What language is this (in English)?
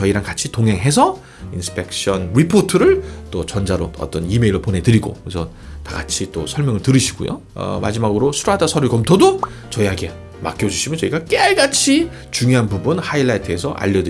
Korean